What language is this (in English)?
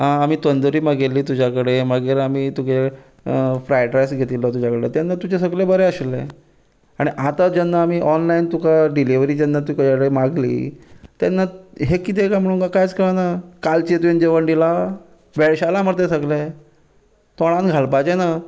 Konkani